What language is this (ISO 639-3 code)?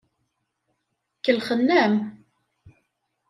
kab